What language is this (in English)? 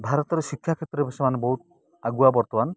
Odia